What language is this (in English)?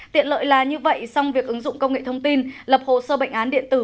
Vietnamese